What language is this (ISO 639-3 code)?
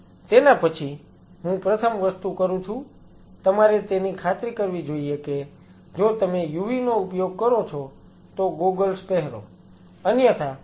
guj